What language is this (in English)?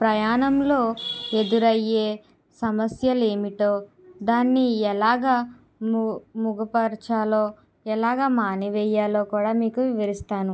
Telugu